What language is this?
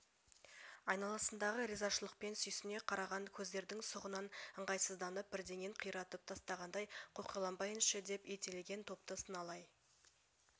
Kazakh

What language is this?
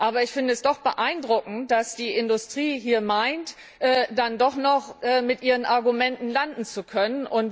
German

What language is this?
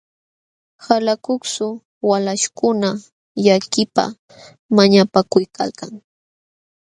Jauja Wanca Quechua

